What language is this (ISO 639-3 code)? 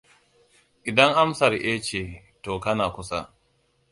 hau